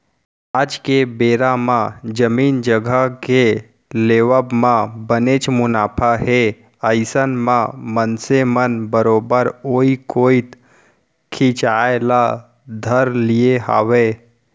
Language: Chhattisgarhi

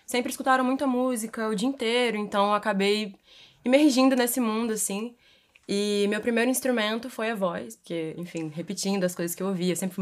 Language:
Portuguese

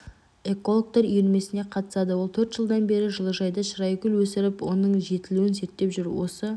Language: Kazakh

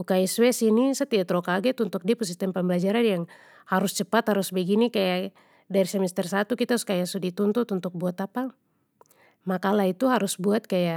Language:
Papuan Malay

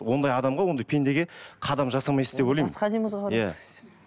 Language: Kazakh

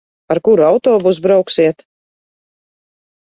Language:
Latvian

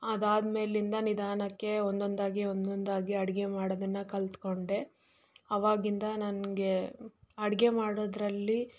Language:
Kannada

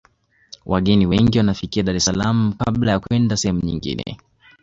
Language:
Swahili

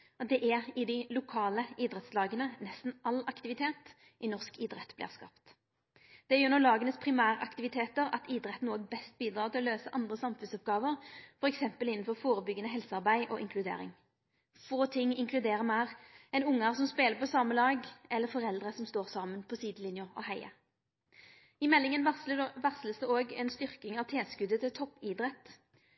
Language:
Norwegian Nynorsk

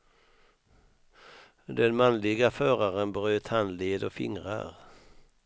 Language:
Swedish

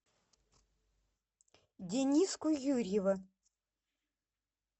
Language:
Russian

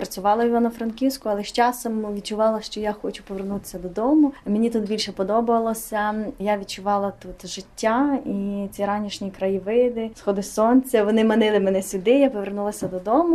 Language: Ukrainian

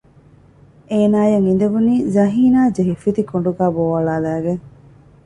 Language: Divehi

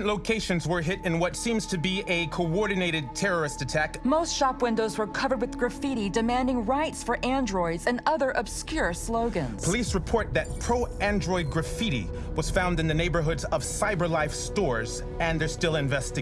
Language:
English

